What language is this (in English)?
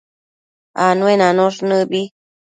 Matsés